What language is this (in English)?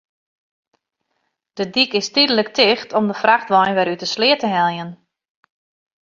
Western Frisian